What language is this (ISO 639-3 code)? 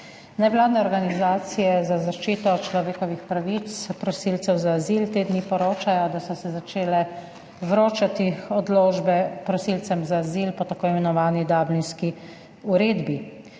slv